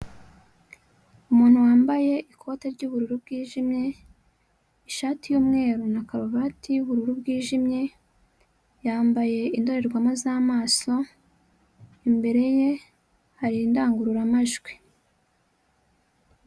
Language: Kinyarwanda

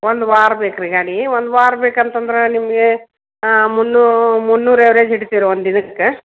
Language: Kannada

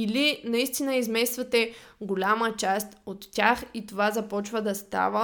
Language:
Bulgarian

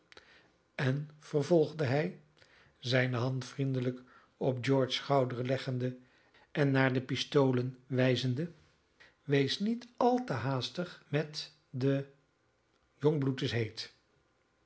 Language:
Dutch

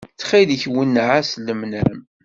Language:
Kabyle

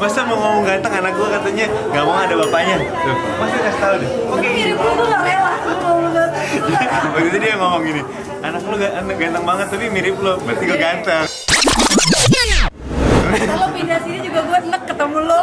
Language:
Indonesian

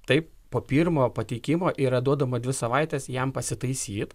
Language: Lithuanian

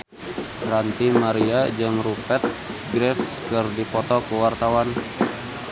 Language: Sundanese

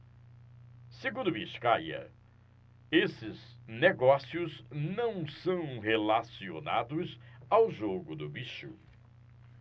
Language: Portuguese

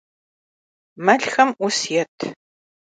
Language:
Kabardian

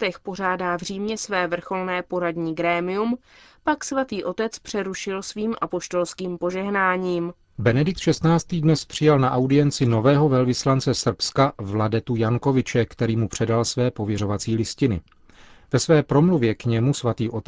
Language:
Czech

